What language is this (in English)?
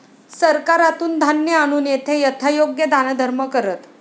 Marathi